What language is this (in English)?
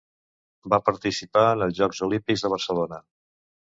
Catalan